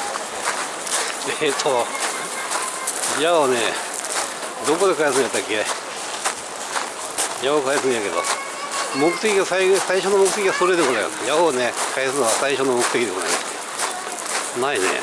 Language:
Japanese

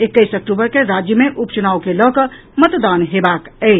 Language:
Maithili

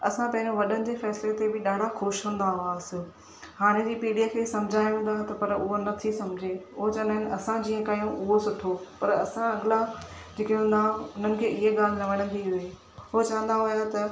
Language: Sindhi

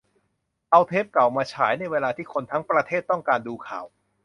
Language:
Thai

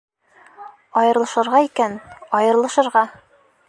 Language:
Bashkir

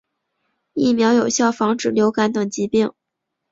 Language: Chinese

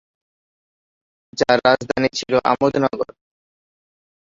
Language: Bangla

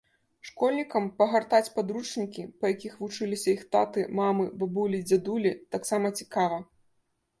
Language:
Belarusian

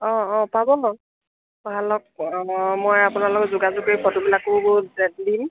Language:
Assamese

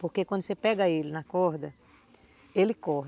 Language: Portuguese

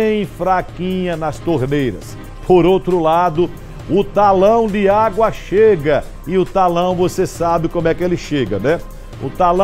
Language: Portuguese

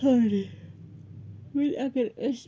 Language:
Kashmiri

